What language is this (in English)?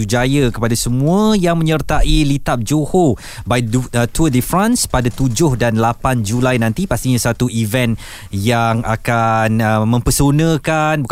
Malay